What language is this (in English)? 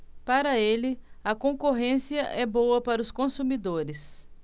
Portuguese